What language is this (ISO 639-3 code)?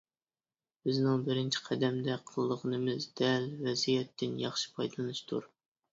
uig